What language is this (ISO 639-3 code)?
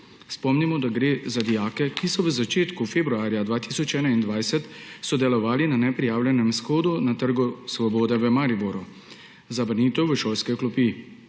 slv